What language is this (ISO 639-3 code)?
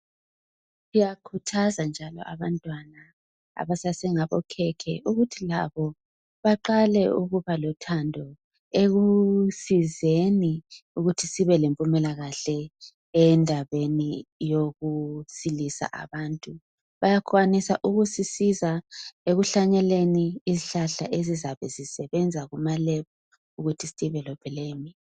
nde